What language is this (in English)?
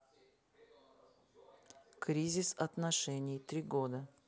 Russian